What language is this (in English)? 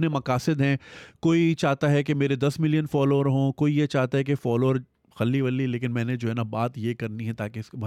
Urdu